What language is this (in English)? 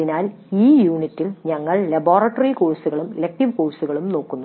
Malayalam